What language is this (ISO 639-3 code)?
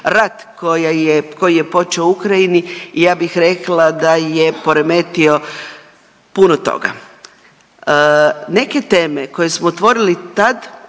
hrv